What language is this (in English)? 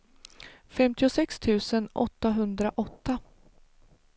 Swedish